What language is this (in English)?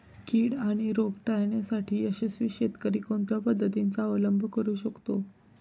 Marathi